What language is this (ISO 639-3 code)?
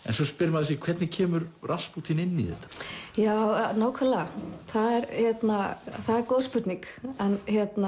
isl